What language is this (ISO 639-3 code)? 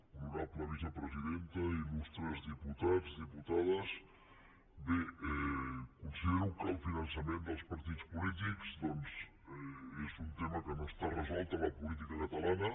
cat